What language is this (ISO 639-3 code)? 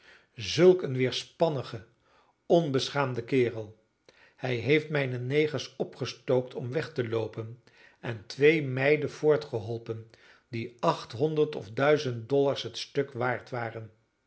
nld